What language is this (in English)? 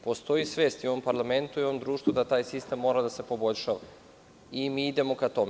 Serbian